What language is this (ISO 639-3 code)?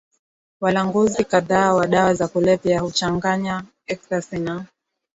swa